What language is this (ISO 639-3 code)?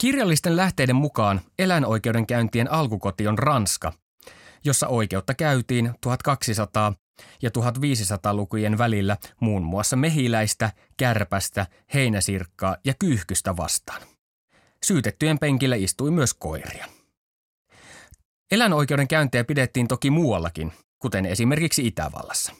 fin